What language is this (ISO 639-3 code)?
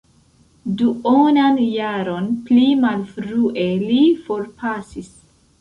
epo